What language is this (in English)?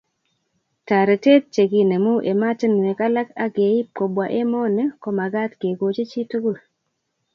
Kalenjin